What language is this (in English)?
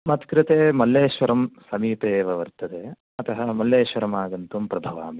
Sanskrit